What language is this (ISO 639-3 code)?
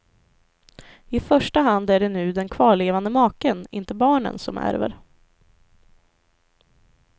swe